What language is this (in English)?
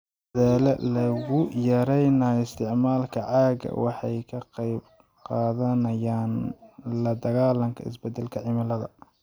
Somali